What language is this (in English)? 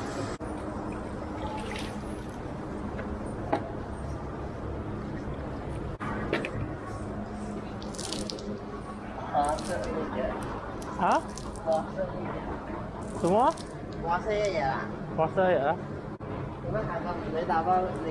Malay